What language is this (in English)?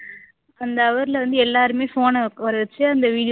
Tamil